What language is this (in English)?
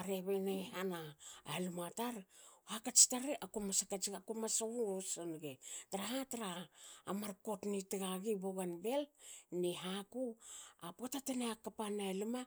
Hakö